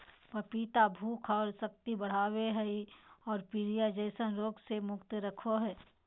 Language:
Magahi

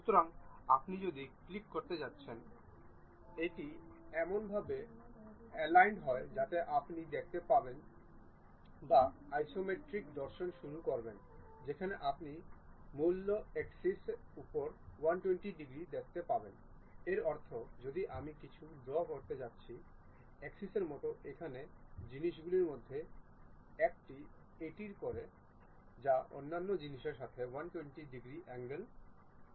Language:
Bangla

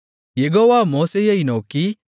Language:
Tamil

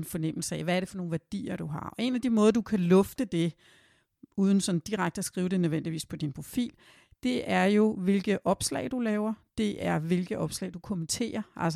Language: Danish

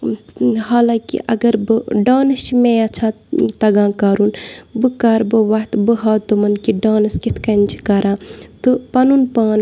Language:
Kashmiri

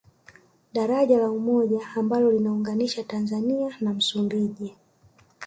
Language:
Swahili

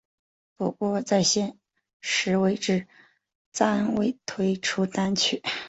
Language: Chinese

